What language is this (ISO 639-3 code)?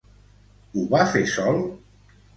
cat